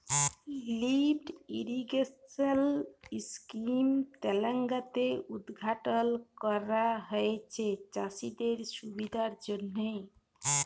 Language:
Bangla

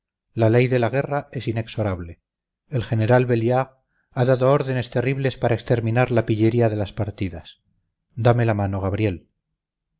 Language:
Spanish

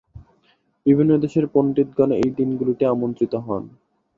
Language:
Bangla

